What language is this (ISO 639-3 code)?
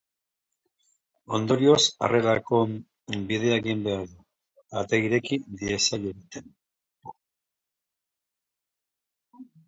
eus